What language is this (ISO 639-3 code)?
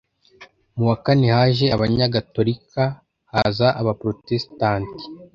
kin